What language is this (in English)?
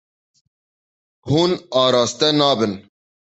Kurdish